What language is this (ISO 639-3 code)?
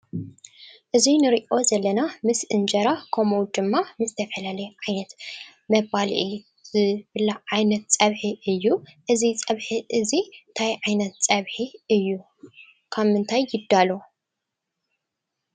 tir